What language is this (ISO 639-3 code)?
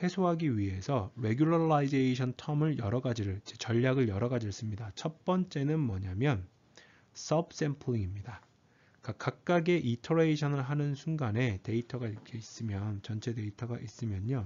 kor